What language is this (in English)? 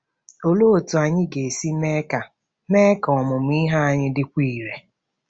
Igbo